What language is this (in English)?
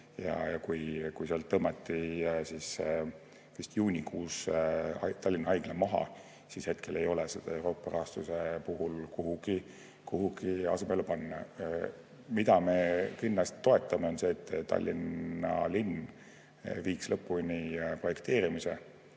Estonian